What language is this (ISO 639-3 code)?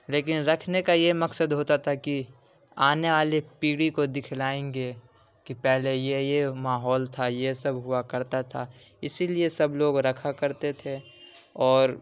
urd